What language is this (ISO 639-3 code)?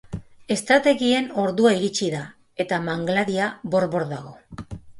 eus